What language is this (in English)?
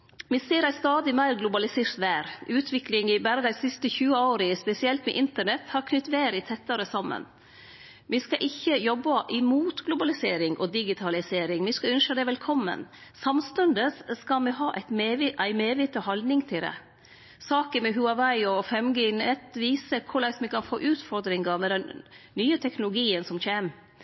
Norwegian Nynorsk